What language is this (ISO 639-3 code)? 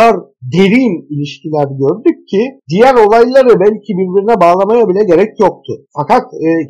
tur